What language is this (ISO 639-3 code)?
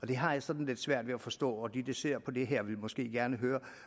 dan